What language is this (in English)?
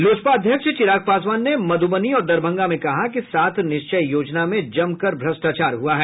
Hindi